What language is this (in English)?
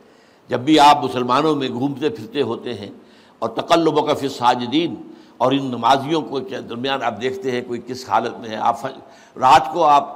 Urdu